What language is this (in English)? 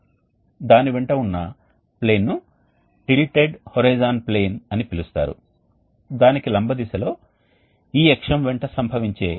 Telugu